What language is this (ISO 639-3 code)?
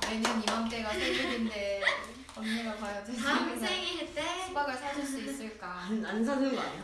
kor